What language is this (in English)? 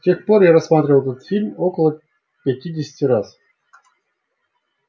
Russian